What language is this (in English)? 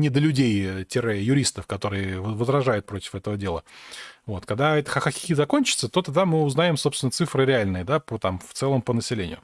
Russian